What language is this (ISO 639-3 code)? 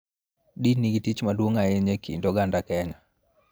luo